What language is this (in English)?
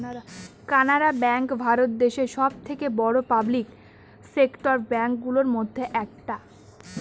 Bangla